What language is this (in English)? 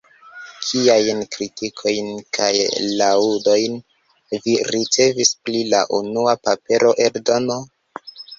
Esperanto